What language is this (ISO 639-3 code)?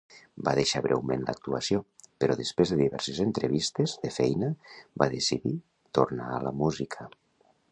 cat